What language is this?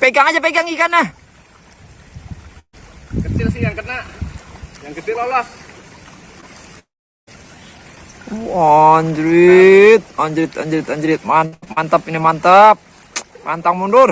Indonesian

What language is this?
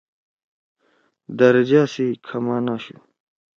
Torwali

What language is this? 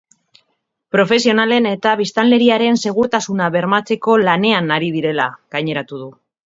Basque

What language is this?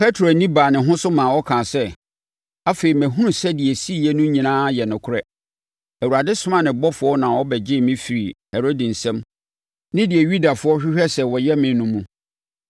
Akan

